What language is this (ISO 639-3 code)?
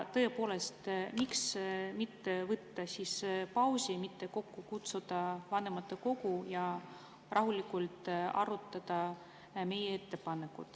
est